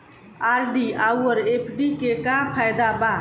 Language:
Bhojpuri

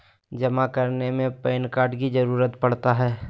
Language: Magahi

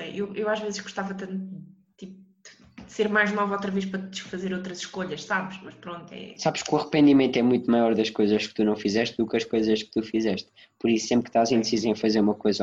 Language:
Portuguese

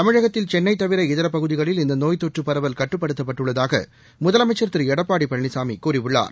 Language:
Tamil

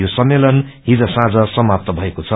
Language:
Nepali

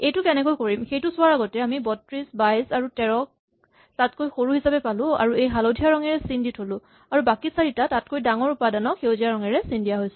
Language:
Assamese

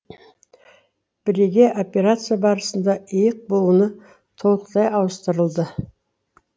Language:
Kazakh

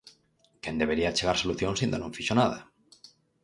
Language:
Galician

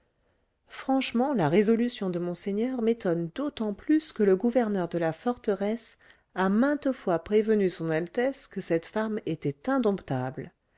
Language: French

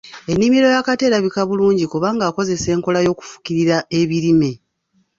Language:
Ganda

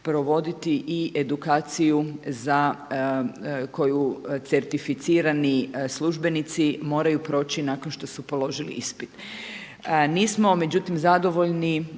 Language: Croatian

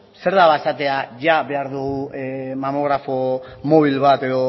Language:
Basque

